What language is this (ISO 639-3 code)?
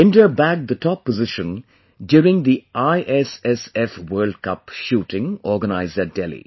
eng